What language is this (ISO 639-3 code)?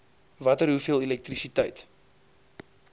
afr